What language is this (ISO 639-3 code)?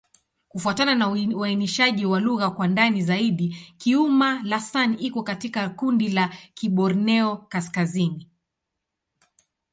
swa